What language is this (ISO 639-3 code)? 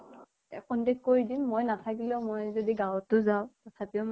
asm